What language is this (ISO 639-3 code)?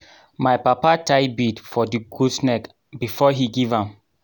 pcm